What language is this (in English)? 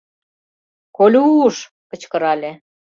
Mari